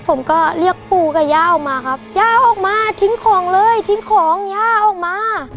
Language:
Thai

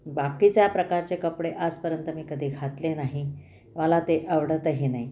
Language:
Marathi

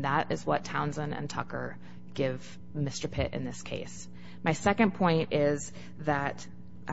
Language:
English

